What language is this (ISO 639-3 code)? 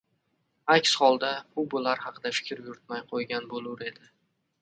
uzb